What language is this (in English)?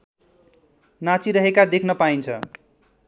Nepali